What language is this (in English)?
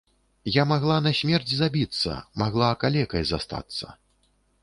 Belarusian